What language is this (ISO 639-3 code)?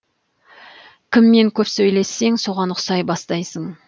kaz